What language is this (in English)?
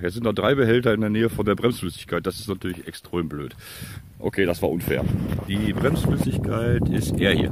German